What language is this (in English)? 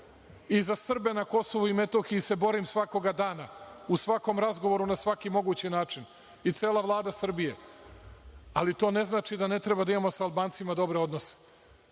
Serbian